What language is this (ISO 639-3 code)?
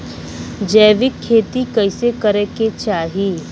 bho